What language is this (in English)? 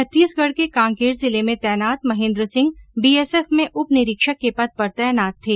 Hindi